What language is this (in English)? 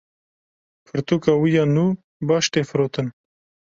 Kurdish